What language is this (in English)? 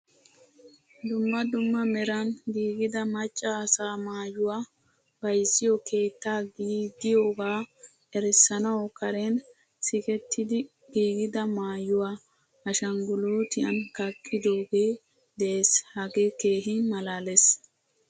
Wolaytta